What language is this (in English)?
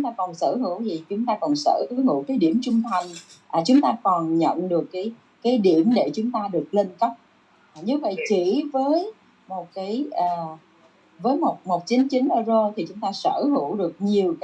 Vietnamese